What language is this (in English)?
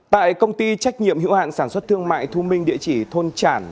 Vietnamese